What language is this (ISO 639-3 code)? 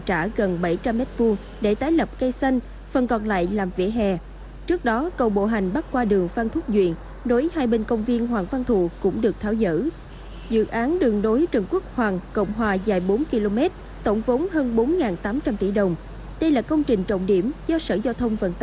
vie